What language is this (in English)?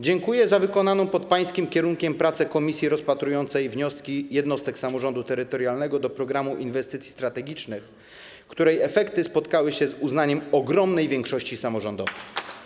Polish